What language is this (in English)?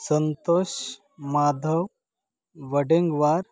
Marathi